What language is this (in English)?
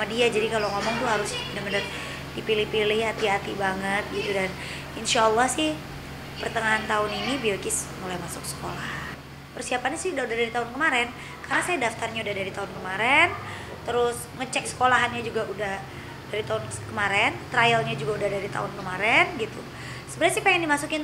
Indonesian